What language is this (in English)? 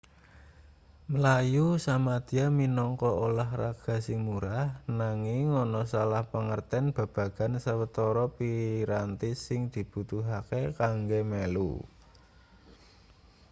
Javanese